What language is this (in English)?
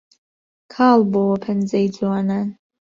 Central Kurdish